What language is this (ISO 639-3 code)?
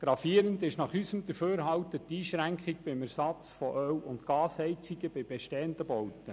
gsw